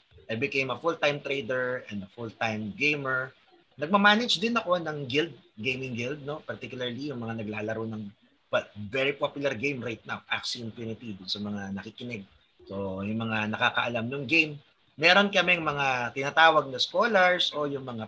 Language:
Filipino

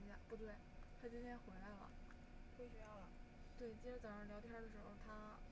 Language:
Chinese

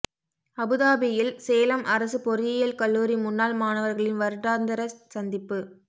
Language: Tamil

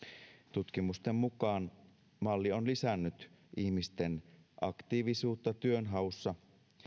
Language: Finnish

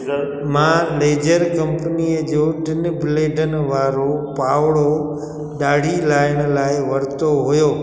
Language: Sindhi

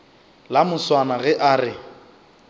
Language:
Northern Sotho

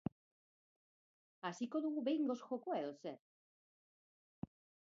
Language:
Basque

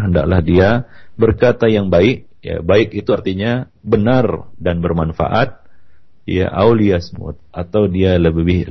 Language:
Malay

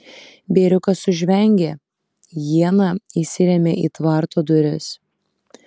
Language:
Lithuanian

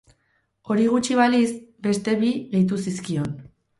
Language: Basque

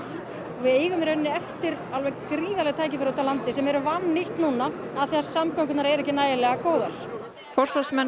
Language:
Icelandic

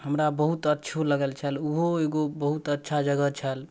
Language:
Maithili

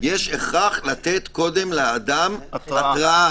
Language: Hebrew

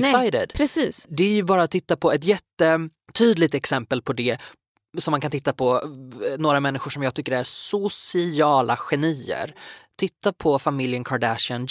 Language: Swedish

